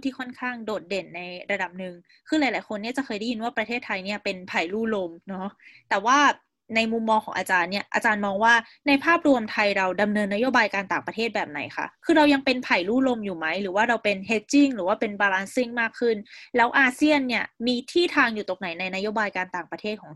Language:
Thai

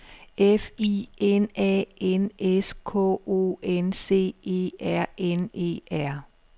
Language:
Danish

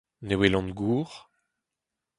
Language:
Breton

